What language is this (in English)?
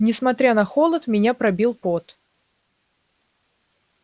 Russian